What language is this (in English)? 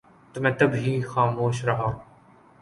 Urdu